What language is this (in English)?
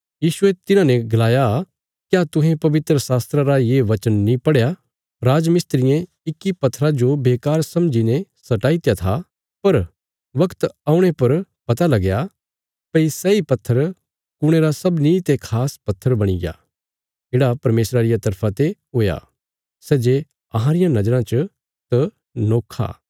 Bilaspuri